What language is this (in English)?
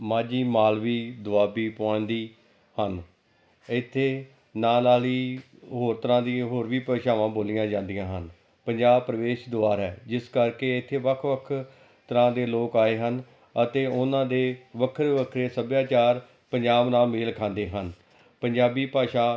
Punjabi